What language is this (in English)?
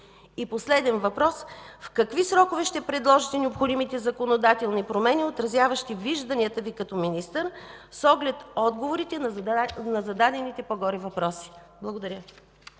Bulgarian